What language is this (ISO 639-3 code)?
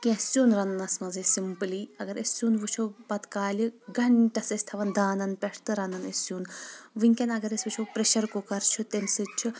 kas